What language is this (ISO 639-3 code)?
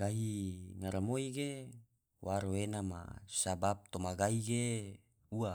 tvo